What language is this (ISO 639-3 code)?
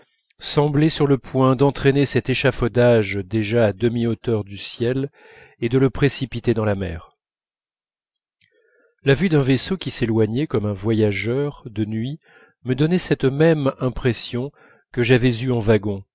fra